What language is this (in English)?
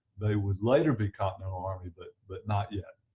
English